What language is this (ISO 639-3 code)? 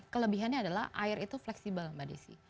ind